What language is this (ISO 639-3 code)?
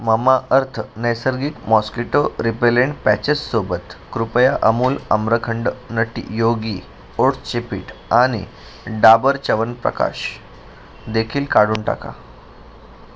mar